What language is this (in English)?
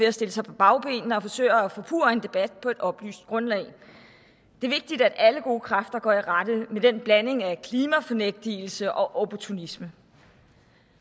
Danish